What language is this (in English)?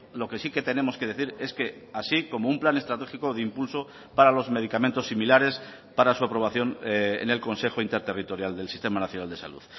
Spanish